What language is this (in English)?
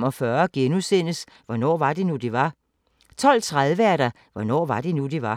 Danish